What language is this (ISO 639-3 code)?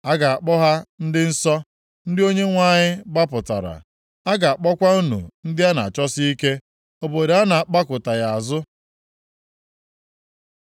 ibo